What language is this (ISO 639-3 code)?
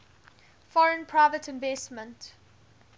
eng